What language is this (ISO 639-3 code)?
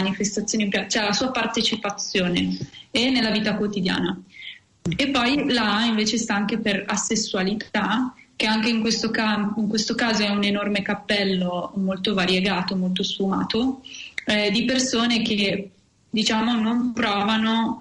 ita